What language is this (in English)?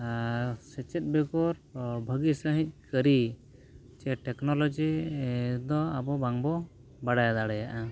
Santali